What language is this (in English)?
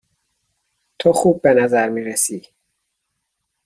Persian